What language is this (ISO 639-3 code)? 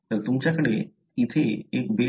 mar